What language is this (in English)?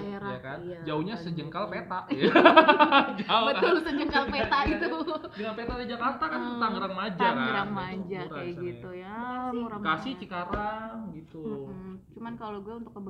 Indonesian